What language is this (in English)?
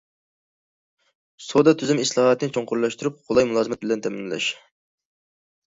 Uyghur